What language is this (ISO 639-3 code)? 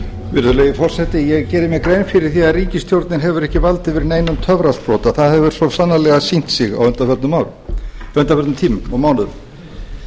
isl